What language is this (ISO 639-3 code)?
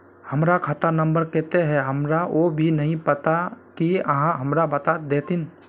mag